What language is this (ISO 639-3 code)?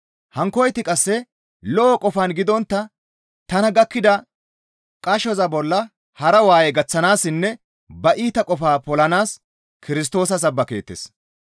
gmv